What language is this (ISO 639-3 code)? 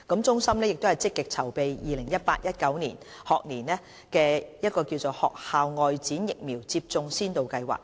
yue